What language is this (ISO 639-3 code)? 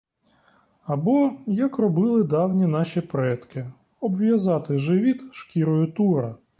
ukr